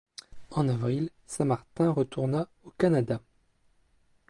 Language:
French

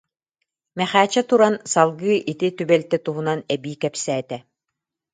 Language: Yakut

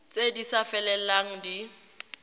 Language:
Tswana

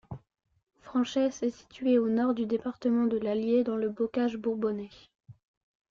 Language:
French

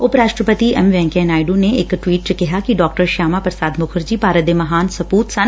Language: Punjabi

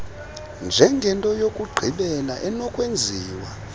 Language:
Xhosa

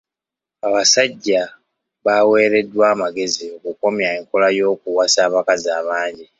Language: Ganda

